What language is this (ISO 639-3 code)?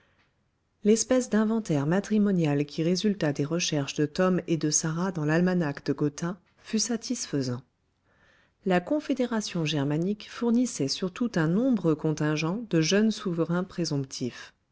fra